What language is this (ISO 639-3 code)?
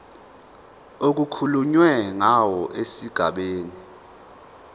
zul